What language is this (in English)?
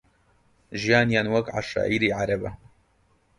Central Kurdish